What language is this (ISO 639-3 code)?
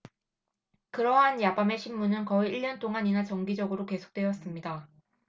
kor